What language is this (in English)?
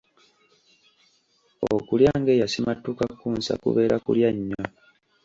Ganda